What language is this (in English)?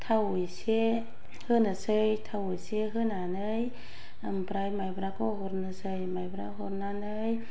Bodo